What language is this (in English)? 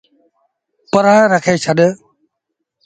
Sindhi Bhil